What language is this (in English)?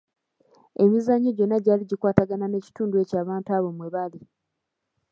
Ganda